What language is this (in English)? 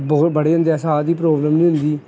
Punjabi